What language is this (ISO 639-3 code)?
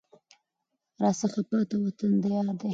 pus